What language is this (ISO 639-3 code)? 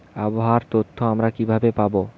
ben